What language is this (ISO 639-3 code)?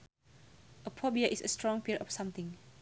sun